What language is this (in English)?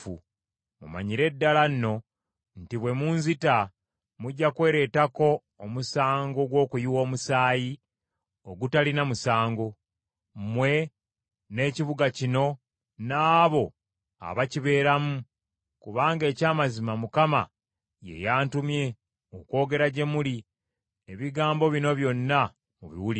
Ganda